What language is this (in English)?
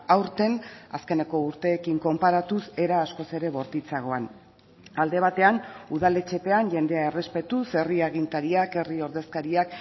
Basque